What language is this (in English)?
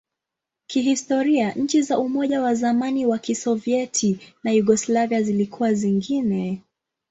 Swahili